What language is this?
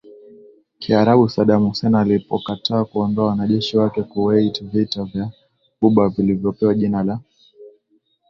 Swahili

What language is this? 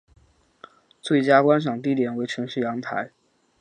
Chinese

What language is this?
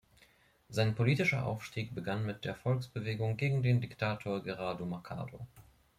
German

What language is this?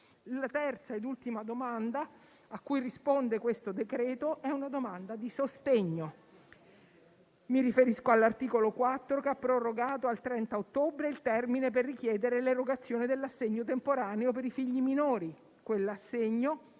Italian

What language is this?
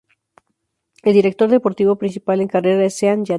Spanish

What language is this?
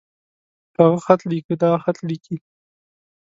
Pashto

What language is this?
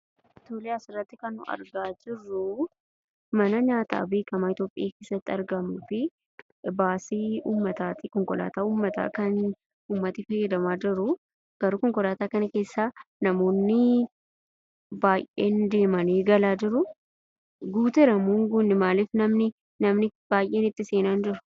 Oromo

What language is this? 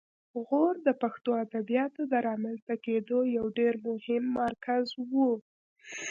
Pashto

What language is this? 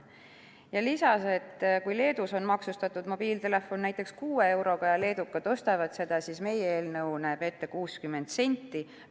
Estonian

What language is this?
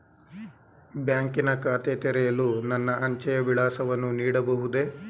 Kannada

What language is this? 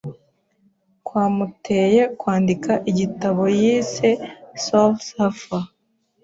Kinyarwanda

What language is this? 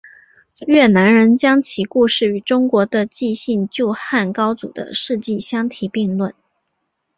Chinese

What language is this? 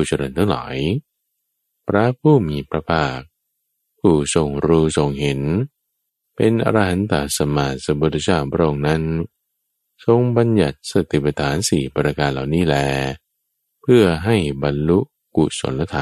Thai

